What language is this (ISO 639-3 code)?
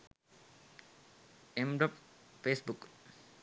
sin